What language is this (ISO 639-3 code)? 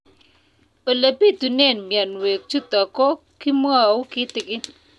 kln